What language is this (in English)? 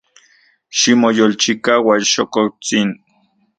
Central Puebla Nahuatl